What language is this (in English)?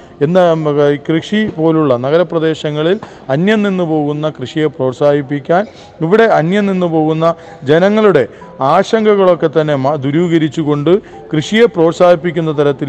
Malayalam